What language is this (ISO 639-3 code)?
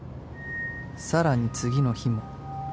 jpn